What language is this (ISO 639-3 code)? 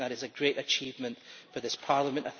eng